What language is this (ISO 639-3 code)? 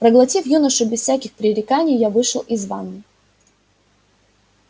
rus